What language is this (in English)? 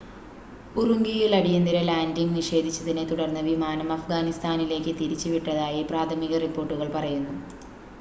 Malayalam